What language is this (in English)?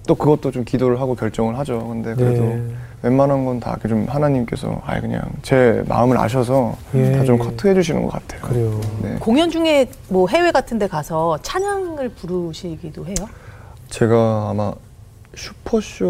Korean